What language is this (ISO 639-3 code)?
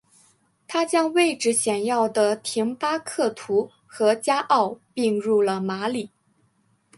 zho